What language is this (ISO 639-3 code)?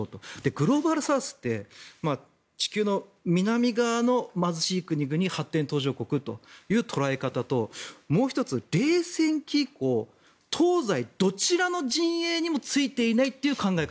jpn